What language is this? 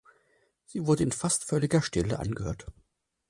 German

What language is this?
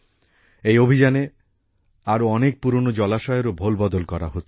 Bangla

